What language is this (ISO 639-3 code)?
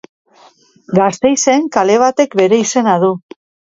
eus